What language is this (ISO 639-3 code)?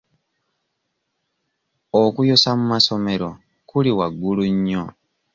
lug